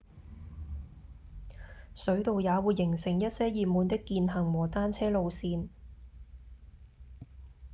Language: Cantonese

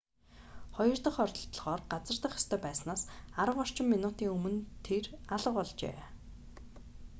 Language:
Mongolian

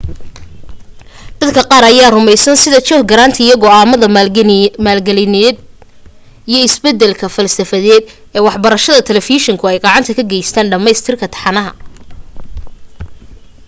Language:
Somali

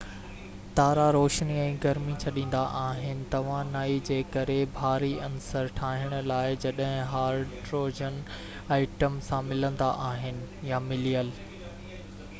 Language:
Sindhi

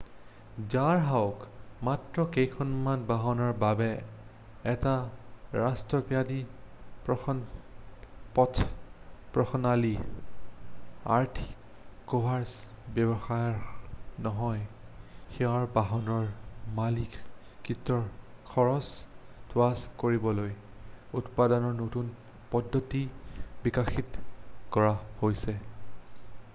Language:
Assamese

